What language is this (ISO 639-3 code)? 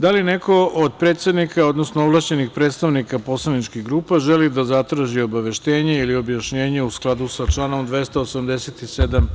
srp